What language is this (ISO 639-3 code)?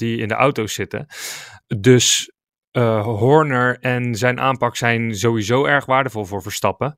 nld